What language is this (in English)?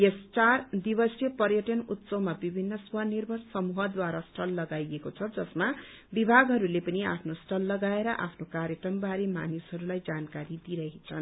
Nepali